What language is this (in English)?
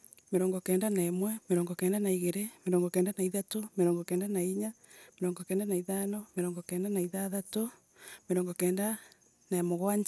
Embu